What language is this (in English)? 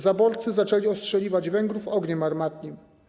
Polish